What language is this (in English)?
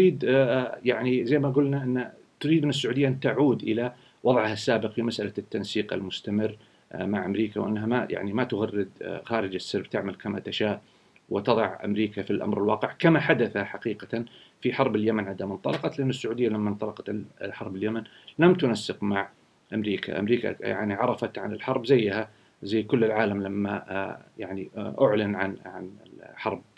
Arabic